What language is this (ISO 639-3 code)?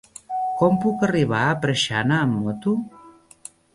cat